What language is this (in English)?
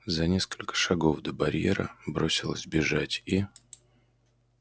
Russian